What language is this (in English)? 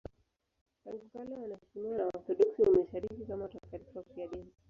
Swahili